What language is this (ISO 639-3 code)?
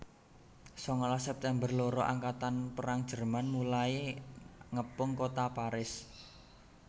jav